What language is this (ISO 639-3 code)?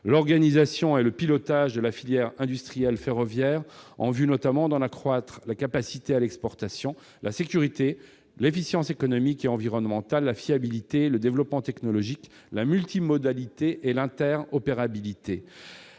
fra